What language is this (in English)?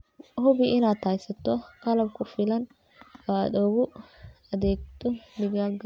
Somali